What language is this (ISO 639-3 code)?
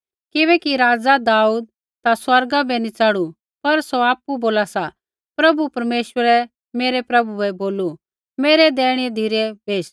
kfx